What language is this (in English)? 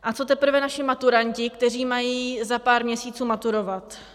Czech